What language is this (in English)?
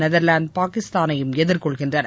Tamil